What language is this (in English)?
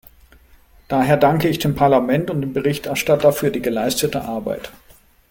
German